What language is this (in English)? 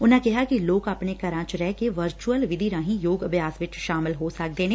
Punjabi